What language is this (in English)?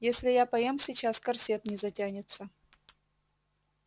Russian